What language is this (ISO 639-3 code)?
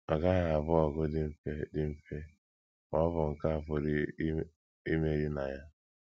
ibo